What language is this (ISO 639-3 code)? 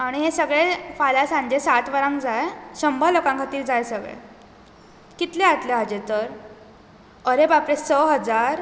kok